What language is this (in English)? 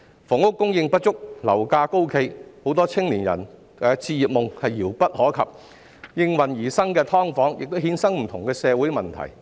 Cantonese